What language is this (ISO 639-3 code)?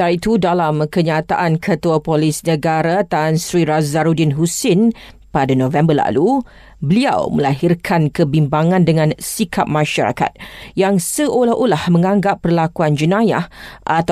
msa